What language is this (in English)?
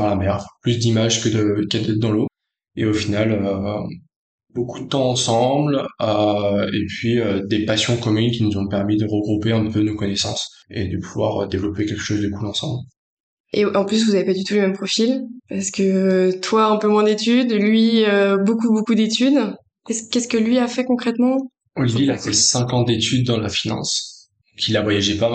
French